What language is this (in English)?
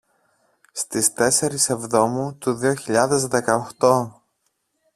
Greek